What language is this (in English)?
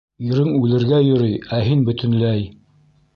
Bashkir